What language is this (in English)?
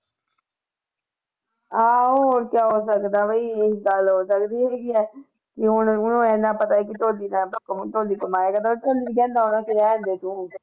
Punjabi